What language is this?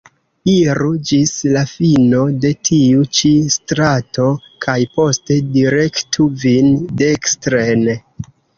Esperanto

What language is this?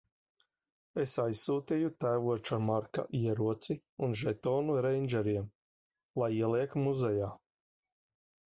Latvian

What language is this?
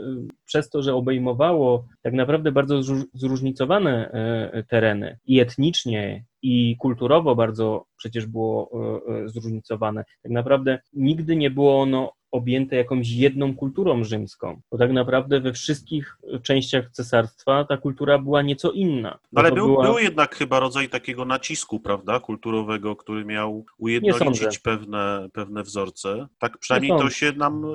Polish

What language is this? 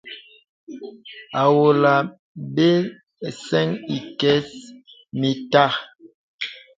Bebele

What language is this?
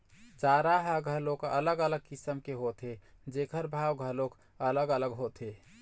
Chhattisgarhi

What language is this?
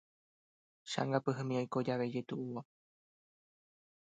Guarani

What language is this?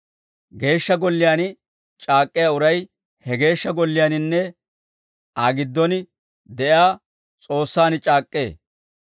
Dawro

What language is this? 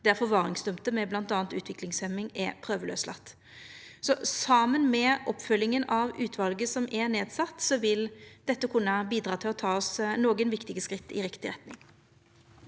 Norwegian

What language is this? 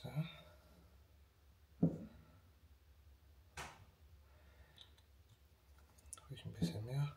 German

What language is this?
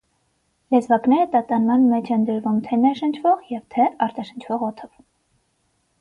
Armenian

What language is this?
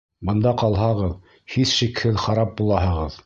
Bashkir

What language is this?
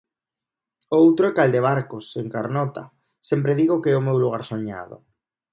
Galician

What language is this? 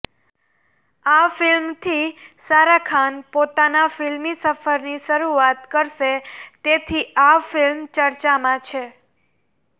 Gujarati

